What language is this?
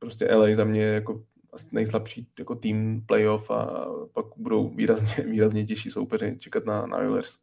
Czech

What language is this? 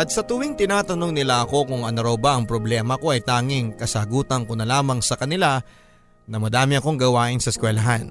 Filipino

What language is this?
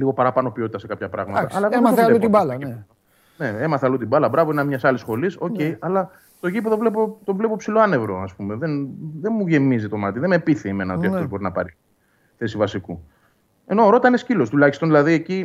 Greek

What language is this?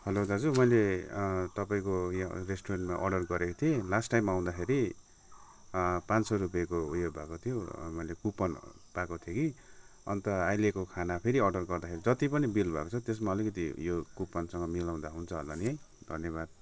Nepali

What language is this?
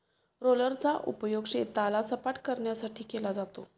Marathi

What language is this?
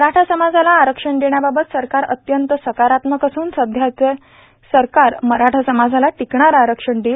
Marathi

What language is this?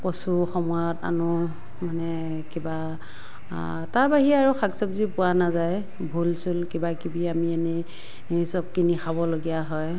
Assamese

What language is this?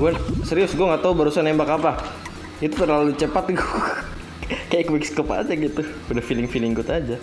Indonesian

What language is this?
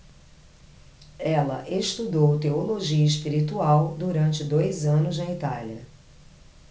Portuguese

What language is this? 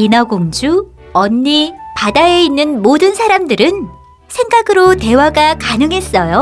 Korean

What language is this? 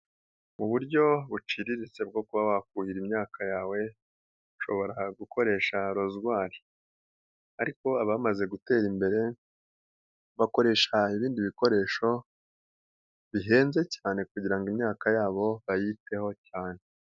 Kinyarwanda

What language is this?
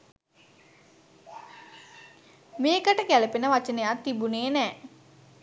Sinhala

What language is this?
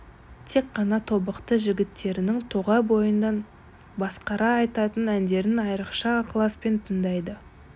Kazakh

